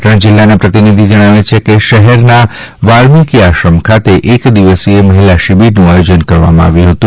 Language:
Gujarati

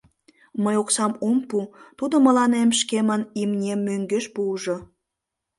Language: Mari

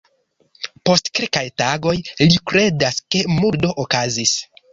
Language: Esperanto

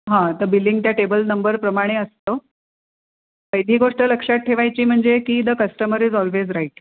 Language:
Marathi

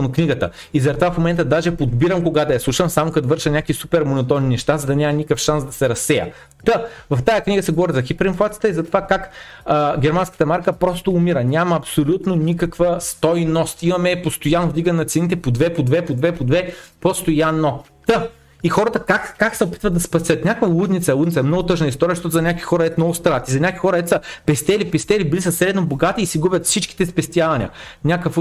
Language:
Bulgarian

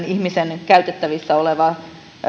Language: Finnish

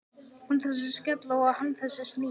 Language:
Icelandic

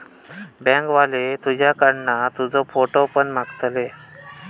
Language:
Marathi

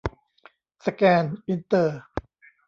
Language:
Thai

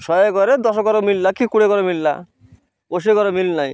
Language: Odia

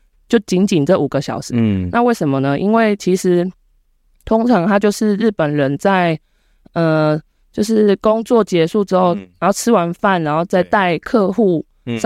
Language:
Chinese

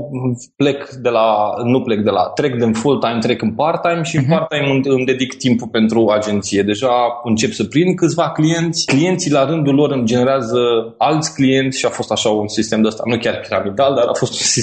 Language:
Romanian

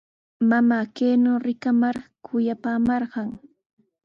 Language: Sihuas Ancash Quechua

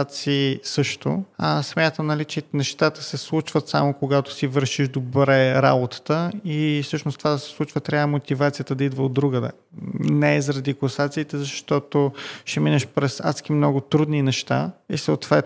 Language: Bulgarian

